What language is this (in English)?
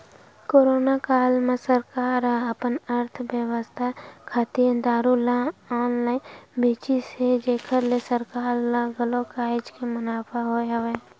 Chhattisgarhi